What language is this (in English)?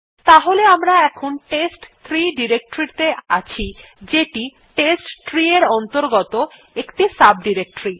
Bangla